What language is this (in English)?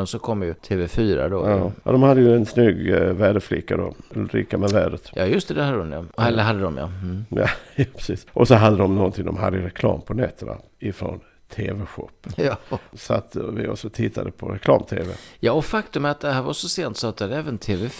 Swedish